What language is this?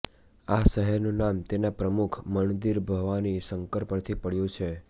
Gujarati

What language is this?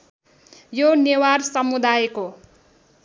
Nepali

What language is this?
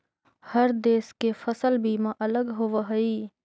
Magahi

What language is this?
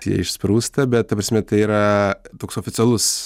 Lithuanian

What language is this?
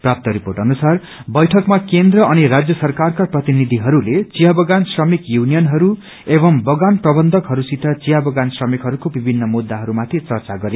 Nepali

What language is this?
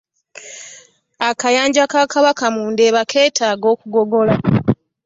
Ganda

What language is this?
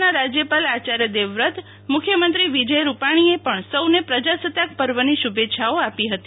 Gujarati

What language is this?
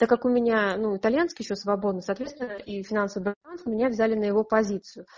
Russian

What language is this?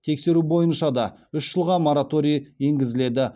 Kazakh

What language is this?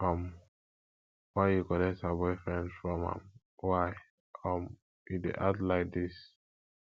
Nigerian Pidgin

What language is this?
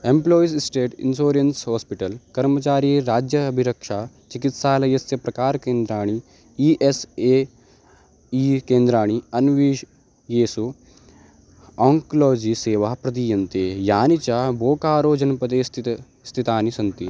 Sanskrit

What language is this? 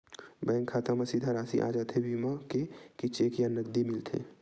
Chhattisgarhi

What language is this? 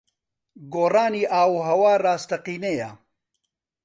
Central Kurdish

